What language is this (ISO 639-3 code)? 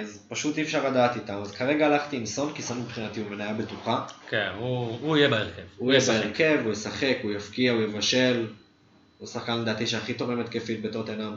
heb